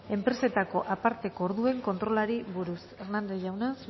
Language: Basque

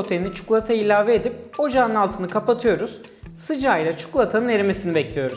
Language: Turkish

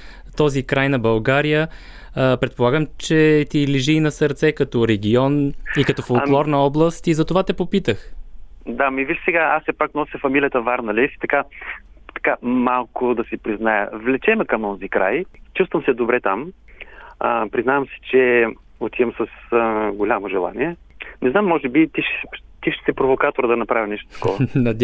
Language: Bulgarian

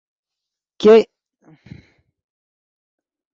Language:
Yidgha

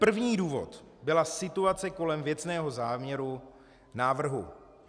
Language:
Czech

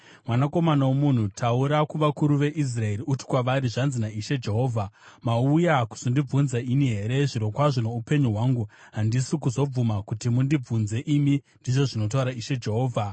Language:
Shona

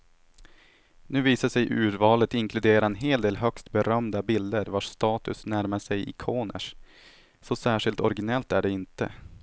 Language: Swedish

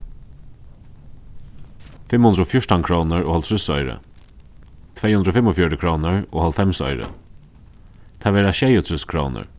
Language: Faroese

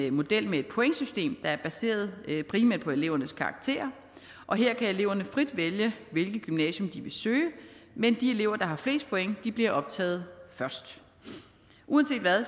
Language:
Danish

